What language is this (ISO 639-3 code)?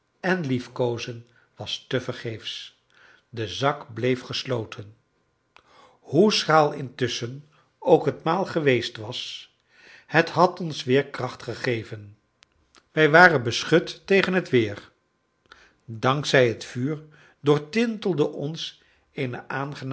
nld